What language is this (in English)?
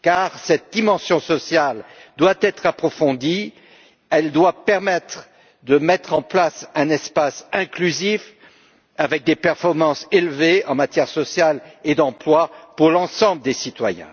French